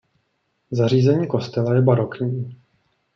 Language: Czech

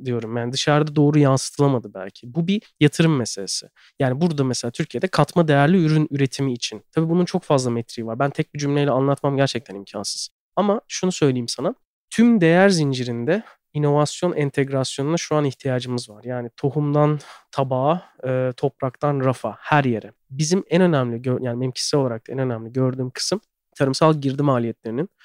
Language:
Turkish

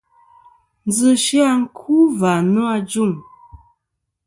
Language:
Kom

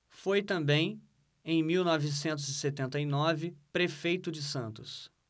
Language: Portuguese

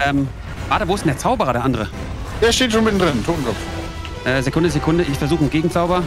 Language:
German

